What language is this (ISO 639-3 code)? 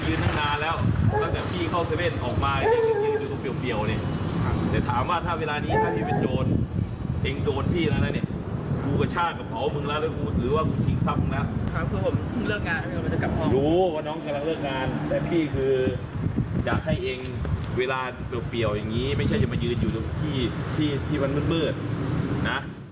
tha